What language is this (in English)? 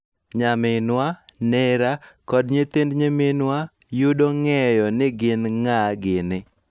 Luo (Kenya and Tanzania)